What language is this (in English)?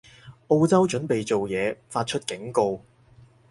Cantonese